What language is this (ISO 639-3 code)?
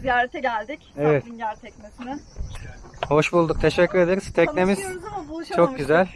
tur